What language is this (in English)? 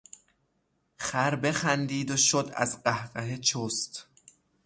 Persian